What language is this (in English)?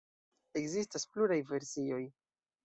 Esperanto